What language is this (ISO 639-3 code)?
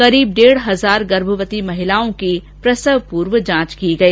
hin